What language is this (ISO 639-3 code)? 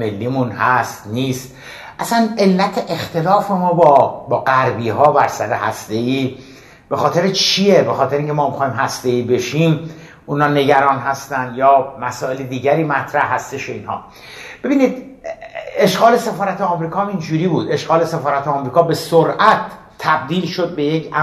fas